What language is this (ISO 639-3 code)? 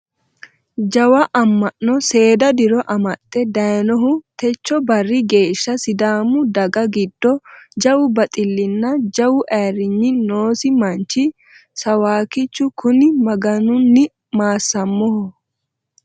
sid